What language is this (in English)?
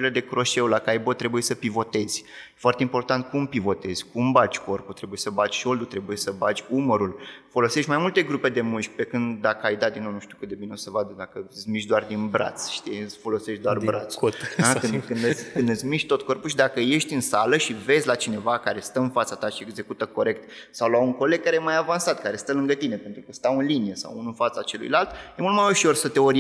Romanian